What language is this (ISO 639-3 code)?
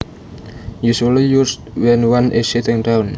jav